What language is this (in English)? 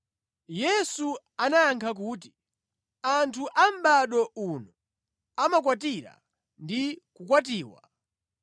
Nyanja